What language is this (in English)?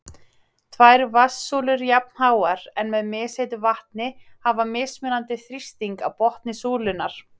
Icelandic